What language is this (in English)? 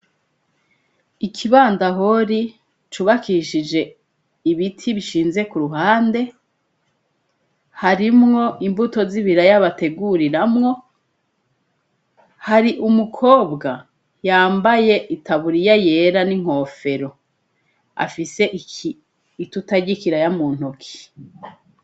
Rundi